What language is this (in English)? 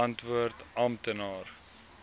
Afrikaans